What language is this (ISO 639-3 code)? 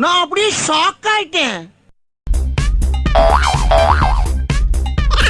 tam